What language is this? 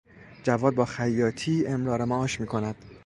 Persian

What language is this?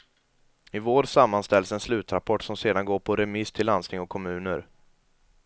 Swedish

